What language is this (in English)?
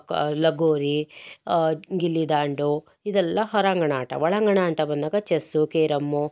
Kannada